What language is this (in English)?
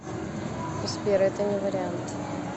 Russian